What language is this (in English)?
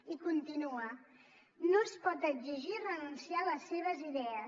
Catalan